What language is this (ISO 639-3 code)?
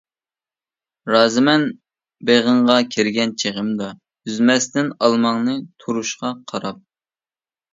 uig